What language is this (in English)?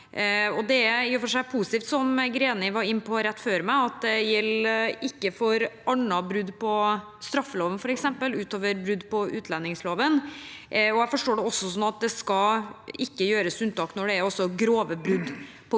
Norwegian